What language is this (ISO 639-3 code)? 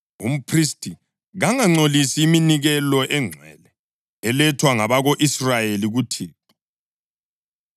nde